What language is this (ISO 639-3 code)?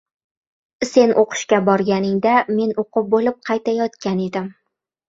uzb